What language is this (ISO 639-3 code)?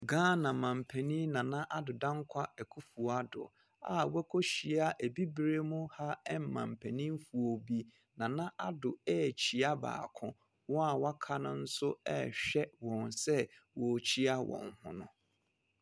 aka